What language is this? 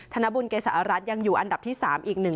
Thai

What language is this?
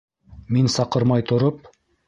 Bashkir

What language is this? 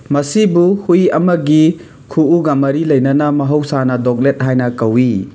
Manipuri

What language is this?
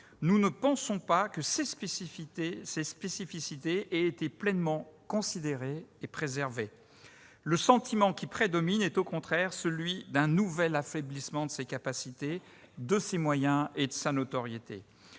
French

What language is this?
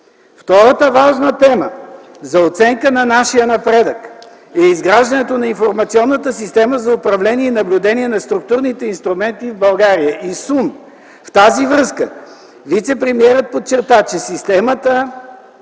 Bulgarian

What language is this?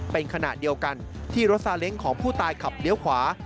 Thai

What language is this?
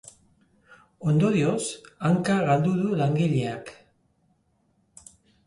Basque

